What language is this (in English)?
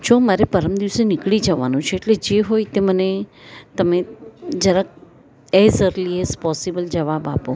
Gujarati